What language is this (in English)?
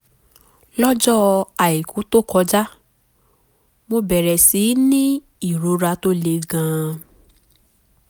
Yoruba